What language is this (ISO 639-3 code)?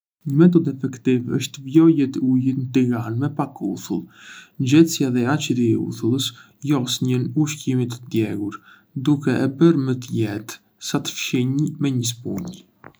aae